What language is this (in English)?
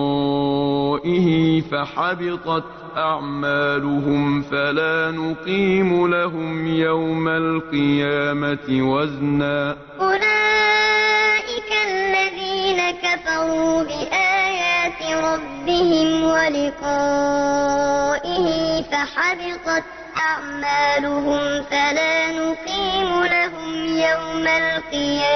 Arabic